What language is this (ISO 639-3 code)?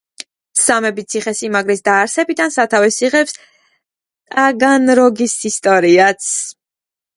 kat